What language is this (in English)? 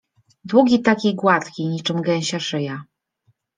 Polish